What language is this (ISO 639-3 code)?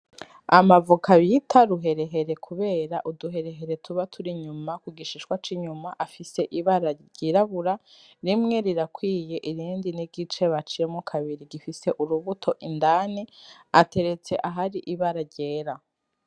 run